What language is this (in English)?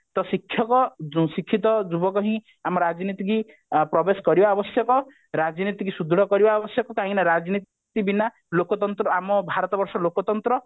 Odia